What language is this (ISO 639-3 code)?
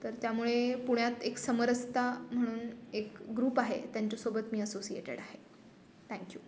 mar